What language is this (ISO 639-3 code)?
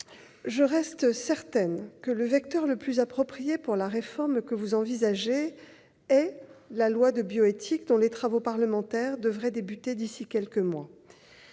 fra